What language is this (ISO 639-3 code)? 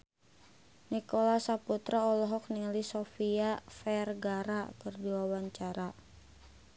sun